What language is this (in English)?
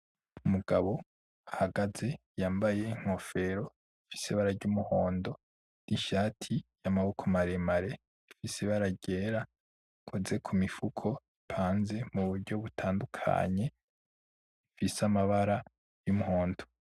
Rundi